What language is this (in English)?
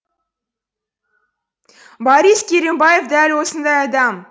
Kazakh